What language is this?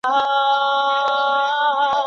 Chinese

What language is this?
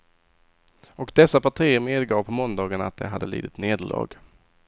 Swedish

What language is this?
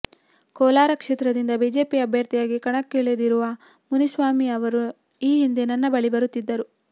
Kannada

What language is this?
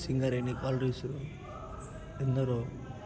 Telugu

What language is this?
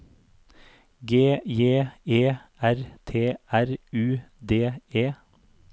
Norwegian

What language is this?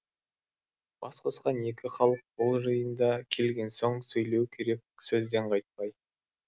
Kazakh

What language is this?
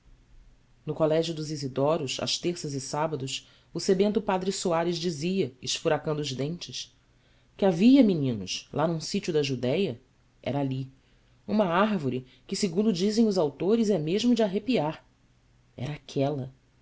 Portuguese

